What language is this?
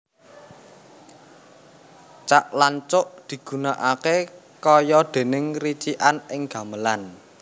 Javanese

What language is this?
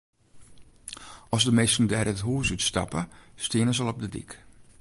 Western Frisian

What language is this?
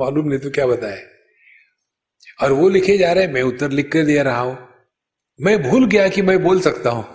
Hindi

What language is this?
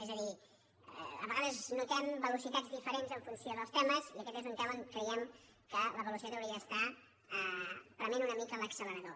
Catalan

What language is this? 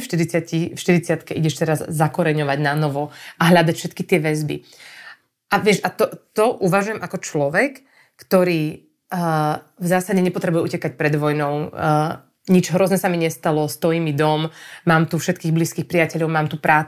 Slovak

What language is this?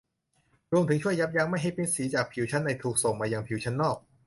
Thai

